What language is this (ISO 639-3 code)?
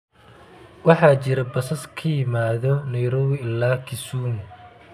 som